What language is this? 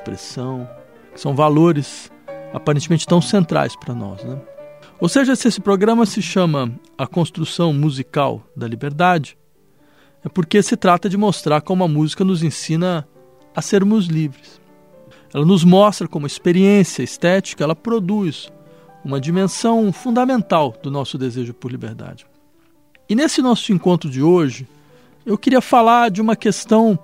Portuguese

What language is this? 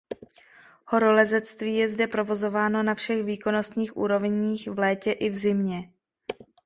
Czech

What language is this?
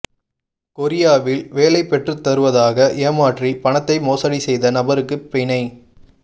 Tamil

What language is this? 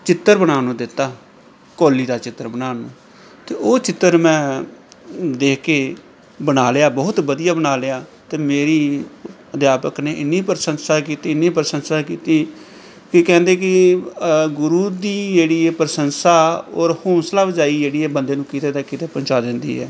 Punjabi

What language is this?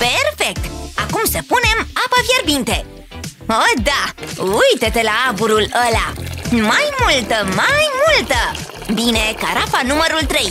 Romanian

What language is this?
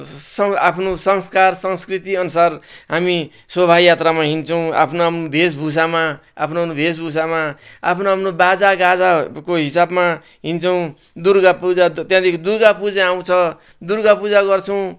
Nepali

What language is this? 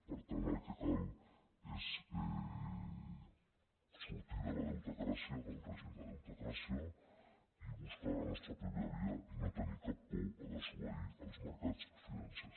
Catalan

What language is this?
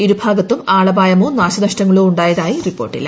Malayalam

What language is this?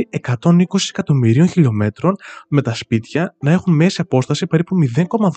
Greek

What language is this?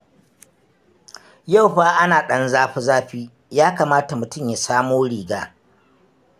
Hausa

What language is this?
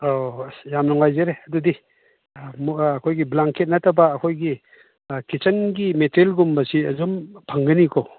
Manipuri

